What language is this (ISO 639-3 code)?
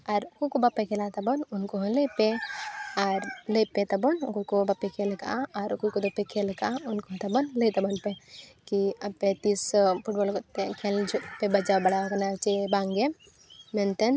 sat